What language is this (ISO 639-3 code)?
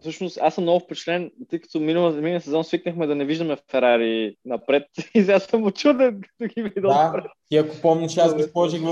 bul